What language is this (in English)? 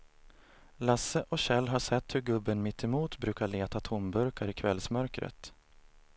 Swedish